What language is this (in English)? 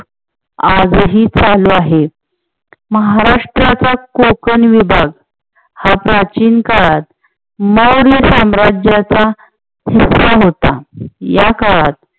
Marathi